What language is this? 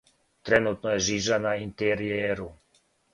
Serbian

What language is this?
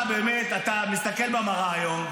Hebrew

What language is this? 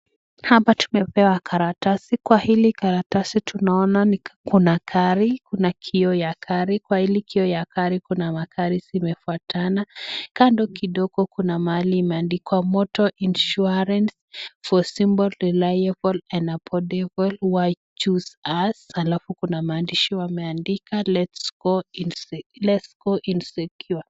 Swahili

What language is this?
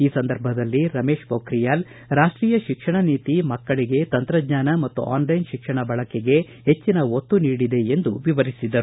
Kannada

